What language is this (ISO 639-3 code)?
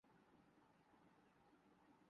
urd